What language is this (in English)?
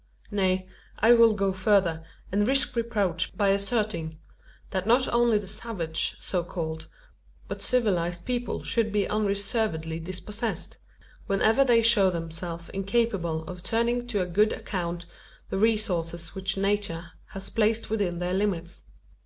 English